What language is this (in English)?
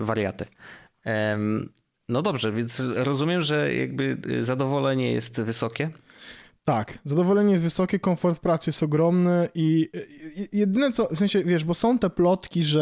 Polish